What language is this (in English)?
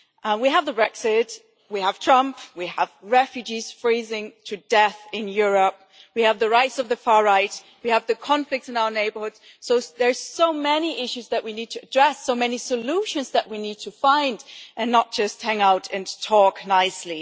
English